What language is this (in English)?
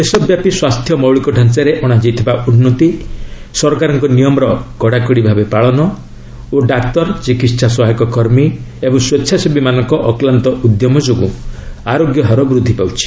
Odia